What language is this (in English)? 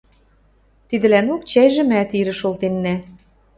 Western Mari